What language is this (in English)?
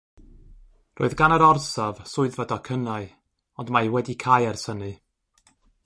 Welsh